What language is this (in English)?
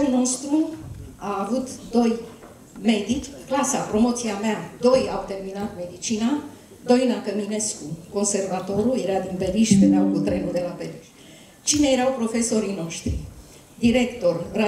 Romanian